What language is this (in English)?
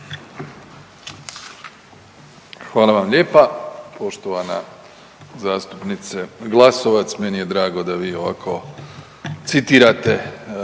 Croatian